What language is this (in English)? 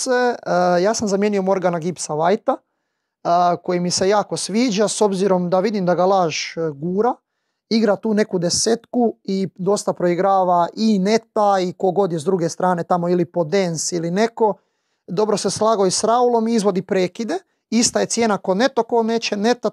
Croatian